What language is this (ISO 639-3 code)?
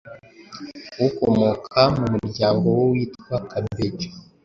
kin